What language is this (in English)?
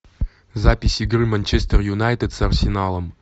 Russian